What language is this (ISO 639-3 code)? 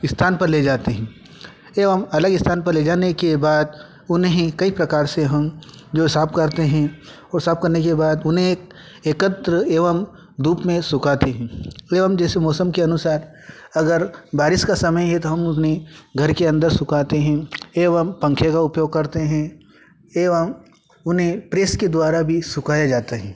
hin